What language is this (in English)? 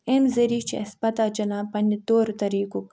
Kashmiri